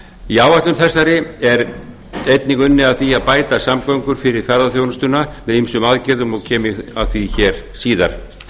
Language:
Icelandic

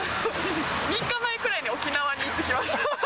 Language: Japanese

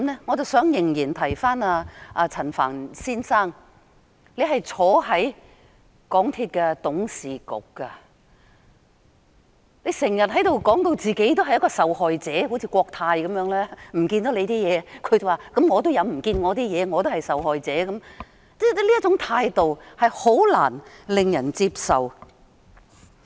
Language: Cantonese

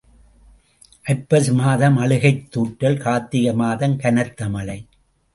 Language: Tamil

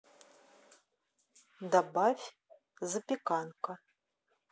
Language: Russian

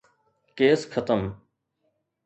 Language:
Sindhi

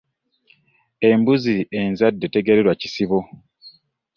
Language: Ganda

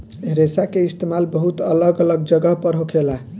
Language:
Bhojpuri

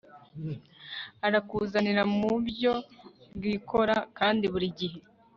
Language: Kinyarwanda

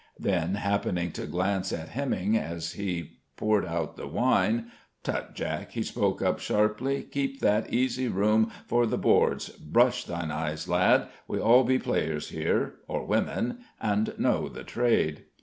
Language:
English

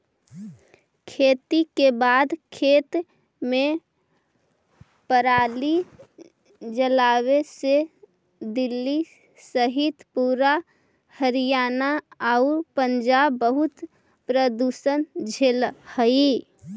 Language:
Magahi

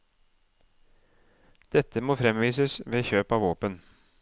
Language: Norwegian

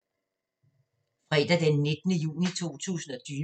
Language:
Danish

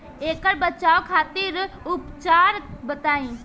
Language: Bhojpuri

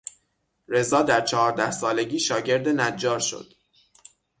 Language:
Persian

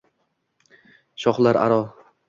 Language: Uzbek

